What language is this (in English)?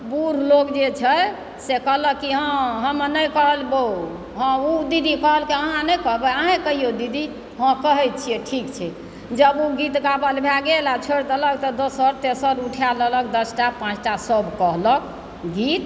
Maithili